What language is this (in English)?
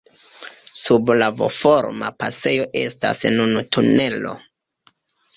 Esperanto